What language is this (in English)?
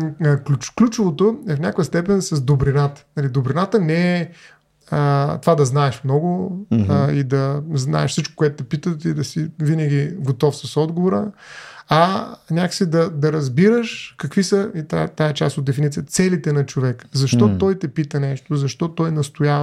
Bulgarian